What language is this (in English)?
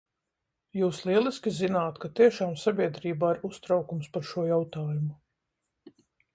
Latvian